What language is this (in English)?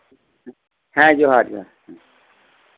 Santali